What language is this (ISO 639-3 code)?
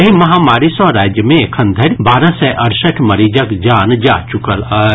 mai